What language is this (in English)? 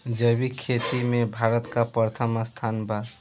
Bhojpuri